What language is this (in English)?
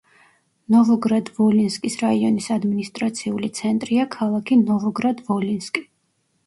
Georgian